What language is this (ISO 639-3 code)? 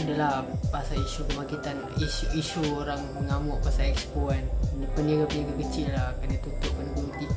msa